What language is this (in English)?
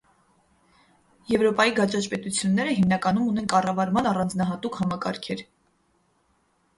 Armenian